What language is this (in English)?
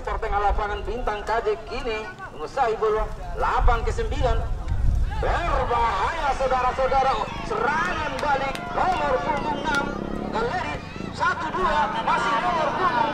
Indonesian